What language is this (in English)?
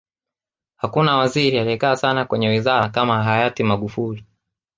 Swahili